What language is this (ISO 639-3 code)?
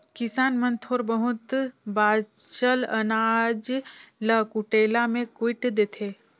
hne